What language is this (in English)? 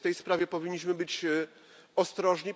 Polish